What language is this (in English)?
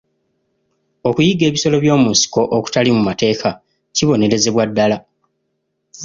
Ganda